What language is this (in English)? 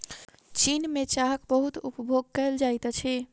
Maithili